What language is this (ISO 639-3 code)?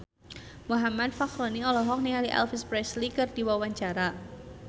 sun